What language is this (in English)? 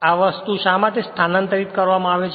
Gujarati